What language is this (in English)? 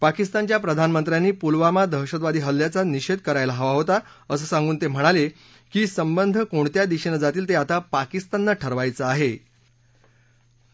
Marathi